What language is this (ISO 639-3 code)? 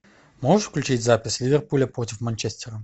rus